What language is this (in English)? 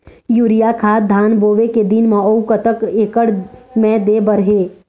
Chhattisgarhi